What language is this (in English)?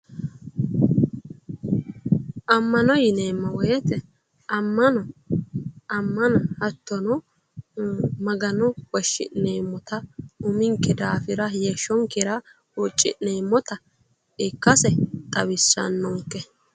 Sidamo